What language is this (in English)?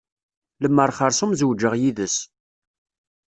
Kabyle